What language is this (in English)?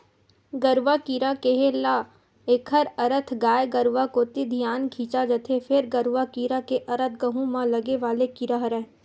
Chhattisgarhi